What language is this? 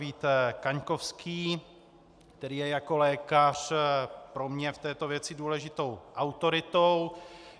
Czech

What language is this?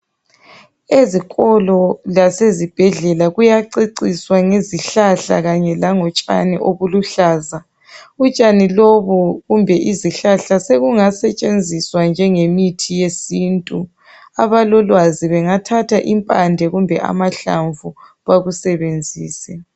North Ndebele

